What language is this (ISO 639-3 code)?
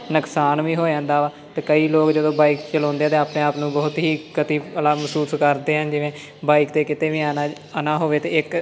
pan